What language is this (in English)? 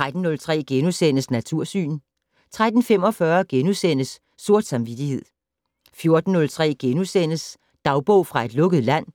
Danish